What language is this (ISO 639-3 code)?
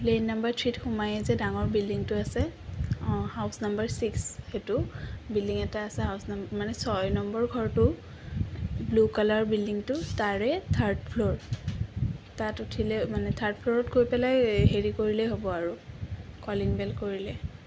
asm